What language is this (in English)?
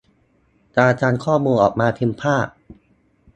Thai